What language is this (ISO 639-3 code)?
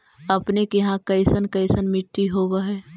mag